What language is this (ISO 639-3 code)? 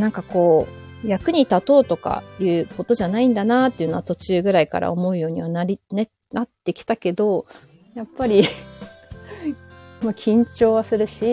jpn